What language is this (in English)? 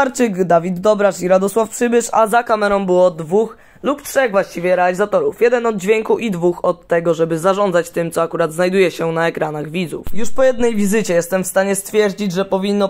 Polish